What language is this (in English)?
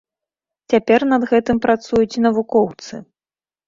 Belarusian